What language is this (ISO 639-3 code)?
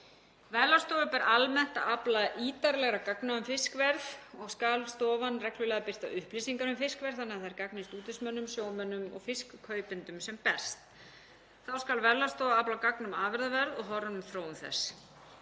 isl